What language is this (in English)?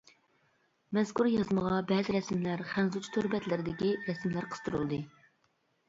Uyghur